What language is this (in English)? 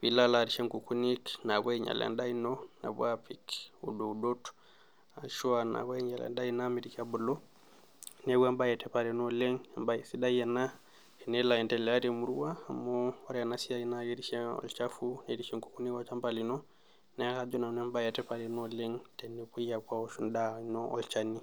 Masai